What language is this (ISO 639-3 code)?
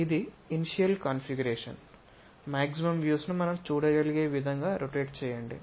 tel